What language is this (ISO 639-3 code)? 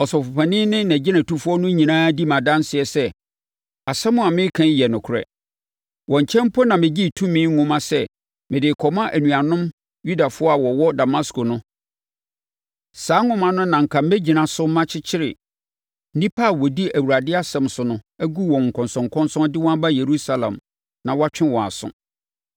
aka